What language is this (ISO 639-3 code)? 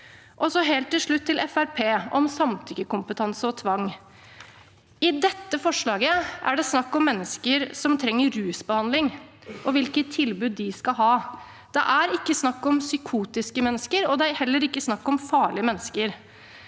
nor